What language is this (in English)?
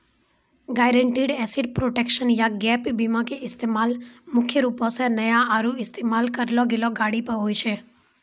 Maithili